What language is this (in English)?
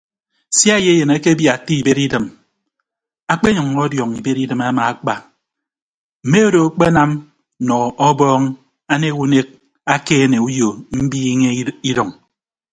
Ibibio